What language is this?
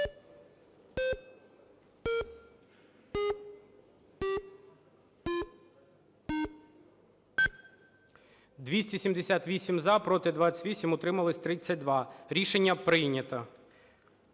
Ukrainian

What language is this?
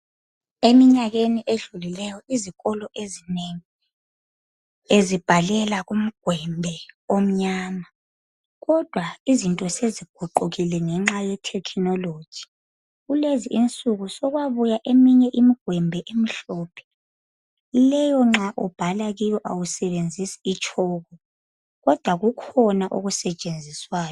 North Ndebele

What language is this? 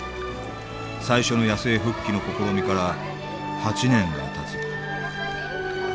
Japanese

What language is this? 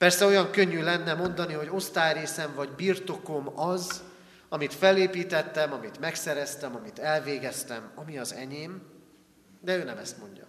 Hungarian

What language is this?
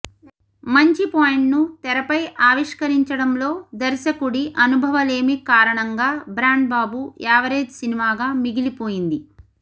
Telugu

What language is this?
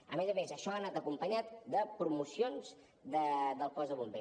Catalan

